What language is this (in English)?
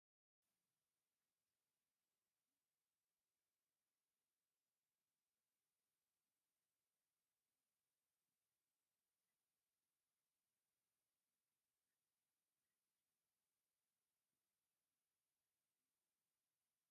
Tigrinya